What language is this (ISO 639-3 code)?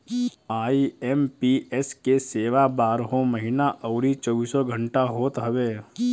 bho